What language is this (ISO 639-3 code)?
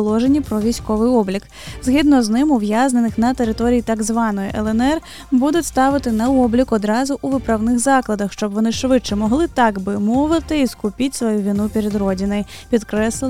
ukr